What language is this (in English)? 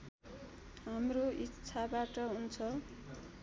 Nepali